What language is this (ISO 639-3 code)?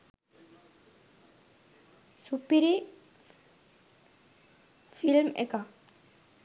sin